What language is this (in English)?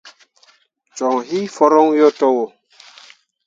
Mundang